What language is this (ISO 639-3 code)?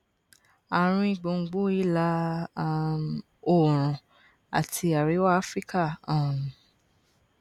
yor